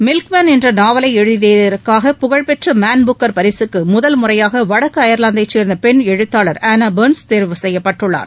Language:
Tamil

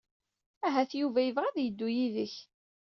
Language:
Kabyle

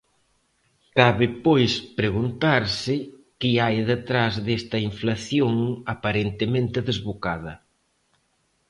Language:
Galician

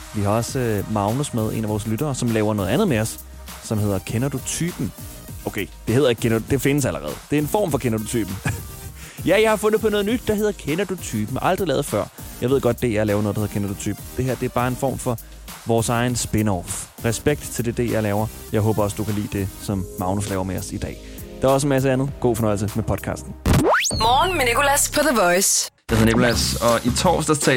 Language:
Danish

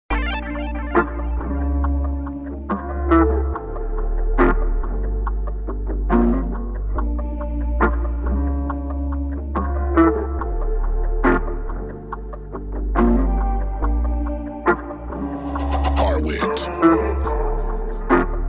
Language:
English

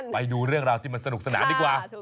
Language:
Thai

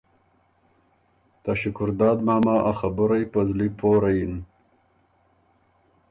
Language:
Ormuri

